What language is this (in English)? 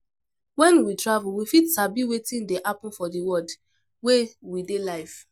Nigerian Pidgin